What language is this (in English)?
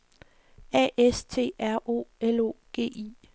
Danish